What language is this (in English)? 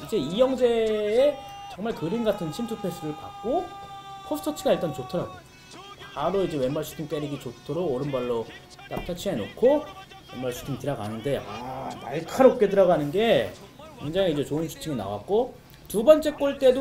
Korean